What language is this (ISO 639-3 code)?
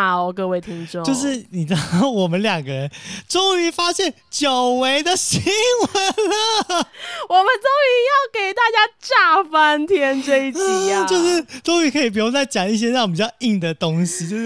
zho